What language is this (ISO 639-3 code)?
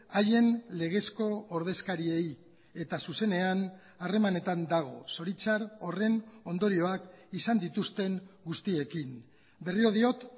eus